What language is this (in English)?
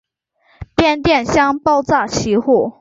Chinese